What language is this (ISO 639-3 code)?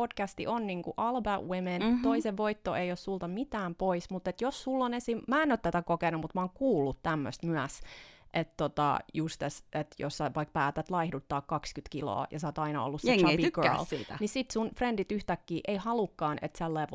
fin